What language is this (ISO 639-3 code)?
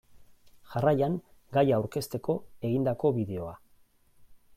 eus